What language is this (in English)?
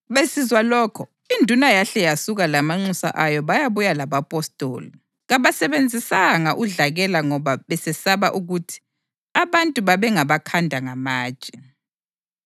North Ndebele